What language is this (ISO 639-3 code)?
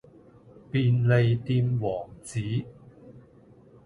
yue